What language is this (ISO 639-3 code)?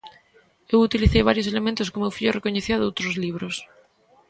glg